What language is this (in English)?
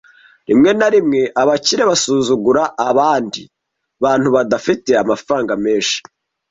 Kinyarwanda